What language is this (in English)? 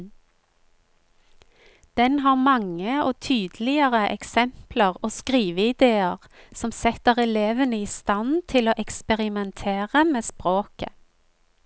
Norwegian